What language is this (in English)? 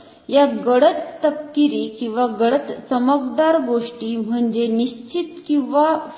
Marathi